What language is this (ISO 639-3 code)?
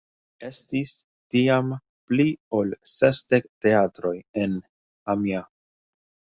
epo